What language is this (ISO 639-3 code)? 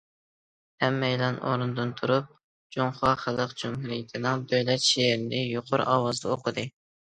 uig